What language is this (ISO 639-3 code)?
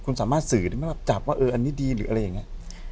tha